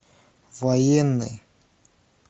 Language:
Russian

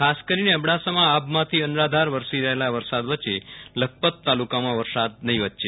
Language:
Gujarati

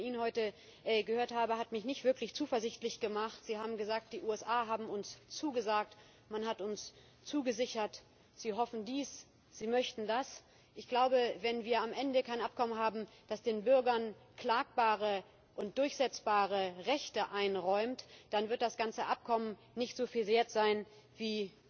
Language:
German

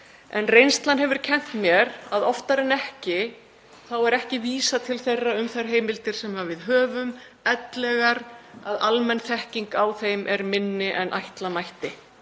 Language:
Icelandic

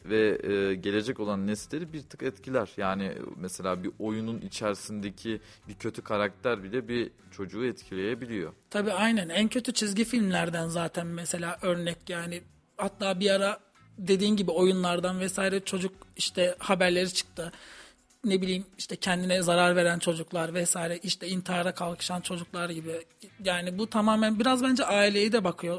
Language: Turkish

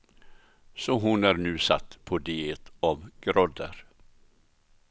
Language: Swedish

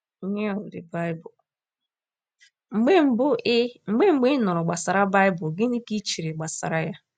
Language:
Igbo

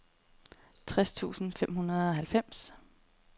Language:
Danish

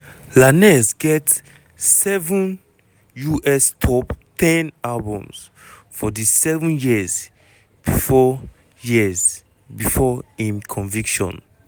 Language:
Nigerian Pidgin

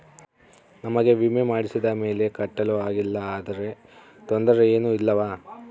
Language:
Kannada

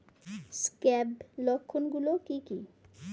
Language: Bangla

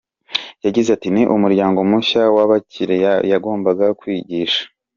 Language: Kinyarwanda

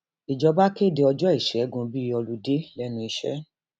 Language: Yoruba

